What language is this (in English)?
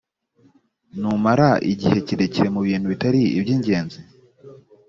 Kinyarwanda